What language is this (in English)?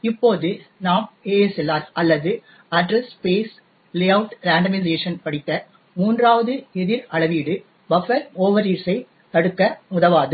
Tamil